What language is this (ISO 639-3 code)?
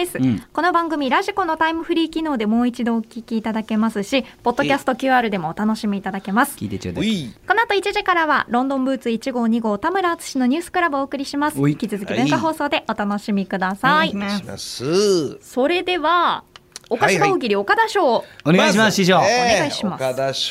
jpn